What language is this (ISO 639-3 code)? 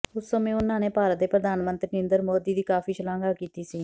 pan